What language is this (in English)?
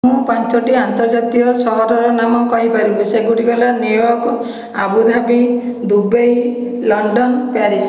Odia